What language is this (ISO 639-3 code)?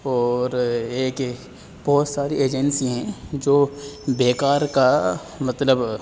urd